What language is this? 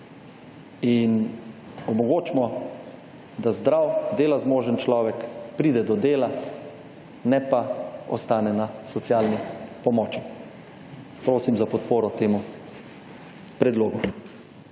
Slovenian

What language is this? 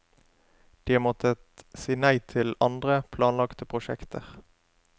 Norwegian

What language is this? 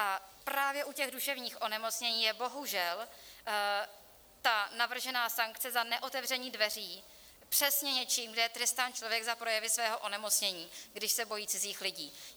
Czech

